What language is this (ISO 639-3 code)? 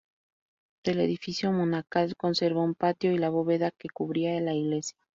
spa